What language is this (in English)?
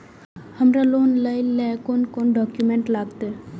Maithili